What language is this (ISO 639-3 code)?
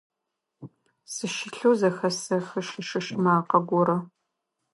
ady